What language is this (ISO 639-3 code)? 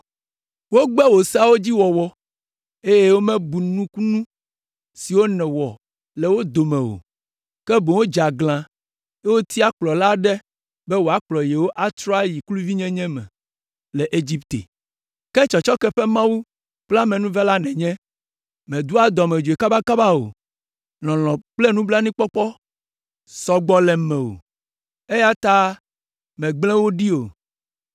ewe